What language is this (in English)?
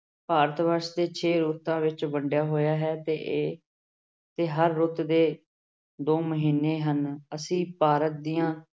Punjabi